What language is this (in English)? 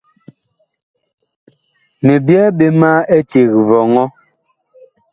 Bakoko